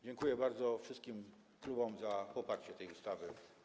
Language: Polish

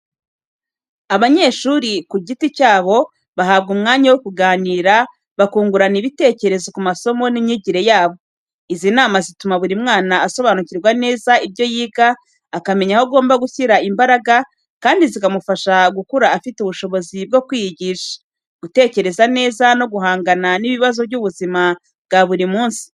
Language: Kinyarwanda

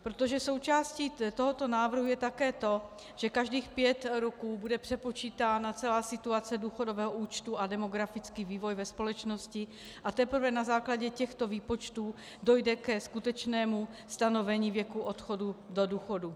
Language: Czech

